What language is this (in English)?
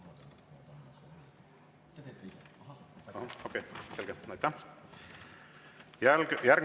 Estonian